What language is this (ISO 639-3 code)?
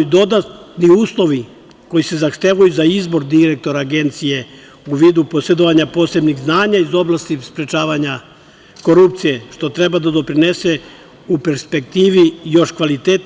srp